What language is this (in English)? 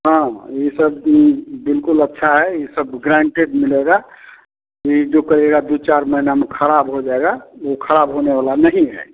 Hindi